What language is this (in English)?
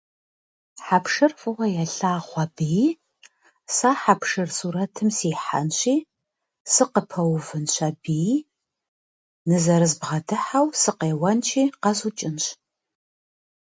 Kabardian